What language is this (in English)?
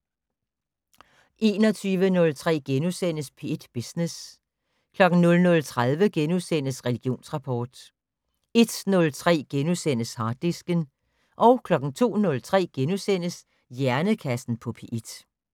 Danish